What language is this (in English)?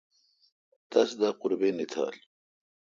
Kalkoti